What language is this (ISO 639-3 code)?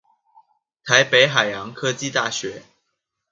zho